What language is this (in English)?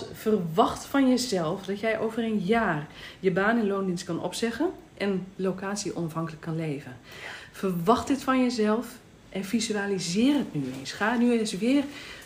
Dutch